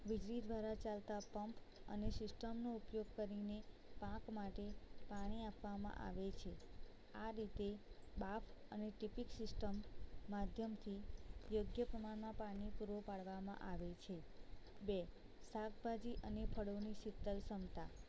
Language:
Gujarati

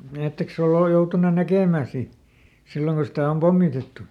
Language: Finnish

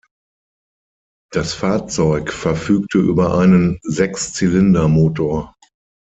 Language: German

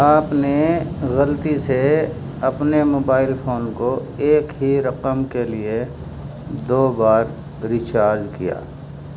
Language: Urdu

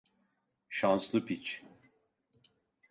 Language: Turkish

